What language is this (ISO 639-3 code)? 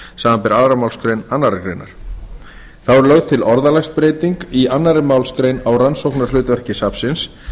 isl